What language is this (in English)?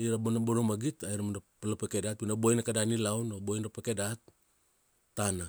Kuanua